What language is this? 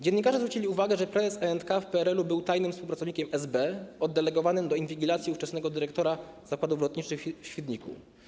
Polish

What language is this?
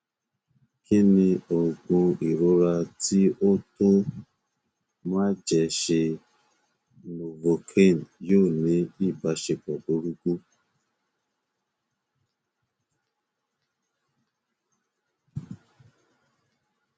Yoruba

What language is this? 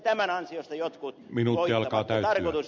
Finnish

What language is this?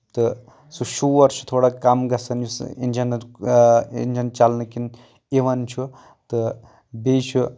Kashmiri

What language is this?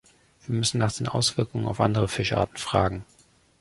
German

